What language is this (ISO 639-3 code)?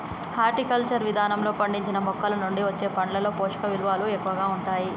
tel